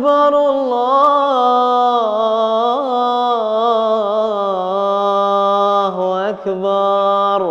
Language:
Arabic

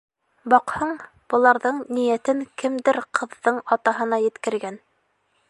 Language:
Bashkir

